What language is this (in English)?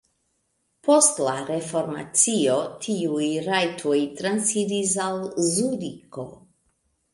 Esperanto